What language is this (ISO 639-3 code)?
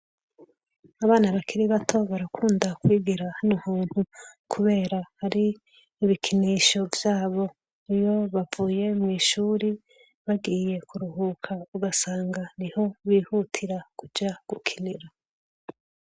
run